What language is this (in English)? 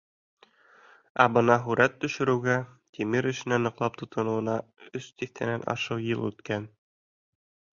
Bashkir